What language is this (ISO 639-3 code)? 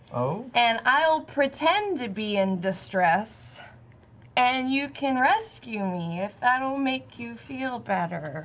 eng